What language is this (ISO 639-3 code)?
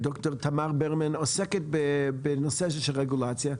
heb